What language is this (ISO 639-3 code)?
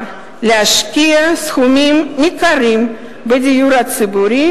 heb